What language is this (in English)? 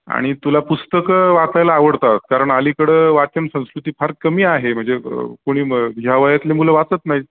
Marathi